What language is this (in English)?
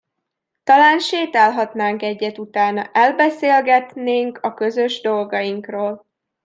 Hungarian